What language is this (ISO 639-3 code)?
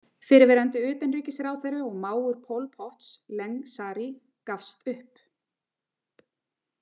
isl